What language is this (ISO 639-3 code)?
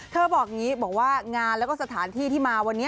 tha